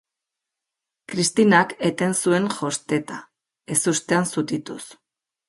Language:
Basque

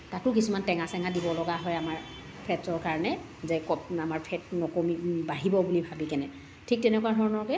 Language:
Assamese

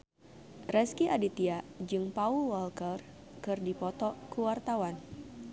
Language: Sundanese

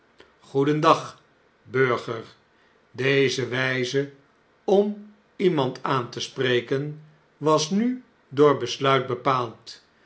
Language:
Dutch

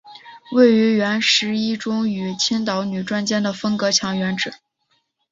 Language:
Chinese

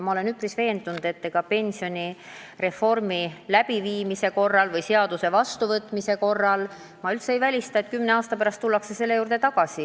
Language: Estonian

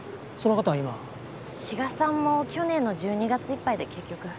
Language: Japanese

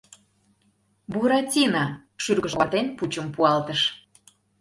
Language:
Mari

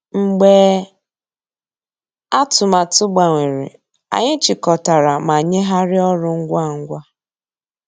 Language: Igbo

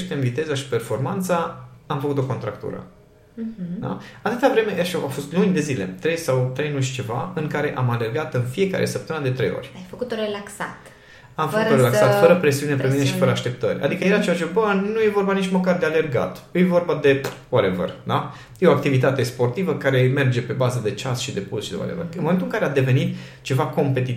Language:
Romanian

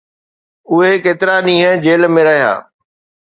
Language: Sindhi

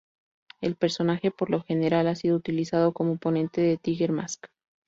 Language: Spanish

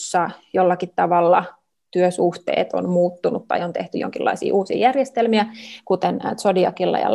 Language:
Finnish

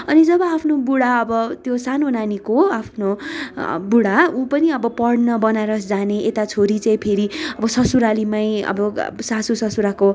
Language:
Nepali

